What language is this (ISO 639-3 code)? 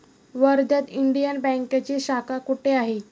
mar